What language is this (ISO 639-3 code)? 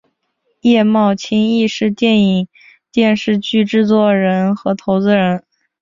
zho